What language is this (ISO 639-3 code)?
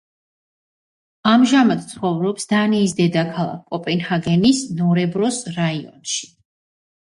kat